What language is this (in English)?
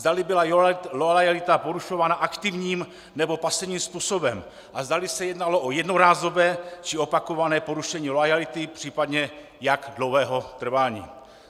Czech